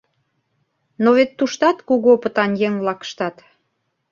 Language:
Mari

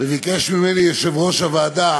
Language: Hebrew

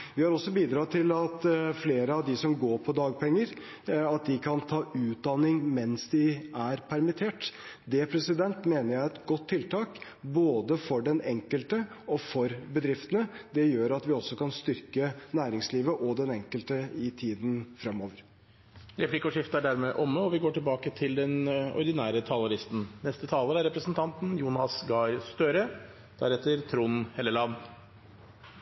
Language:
Norwegian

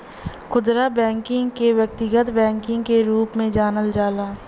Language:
Bhojpuri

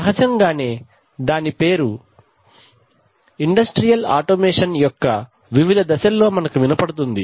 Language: Telugu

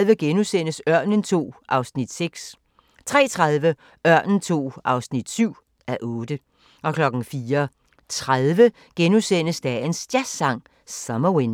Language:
Danish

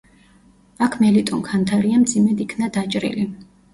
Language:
Georgian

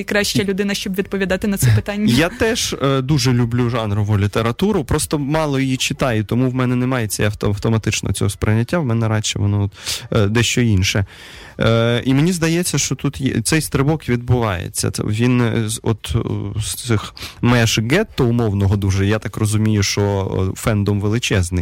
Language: Russian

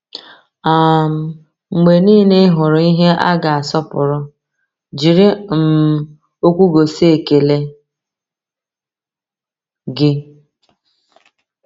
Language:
Igbo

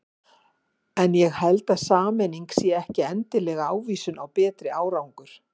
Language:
Icelandic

